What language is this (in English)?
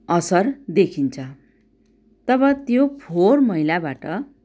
Nepali